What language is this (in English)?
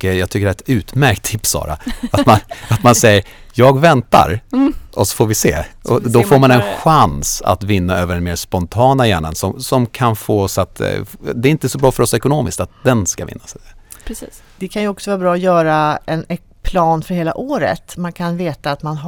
Swedish